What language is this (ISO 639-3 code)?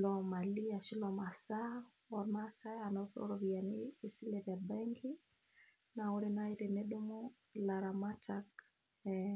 mas